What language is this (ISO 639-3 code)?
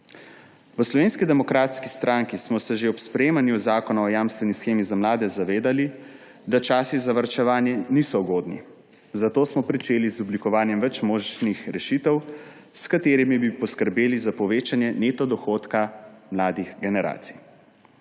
slv